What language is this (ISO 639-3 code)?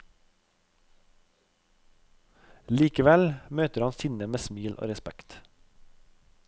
nor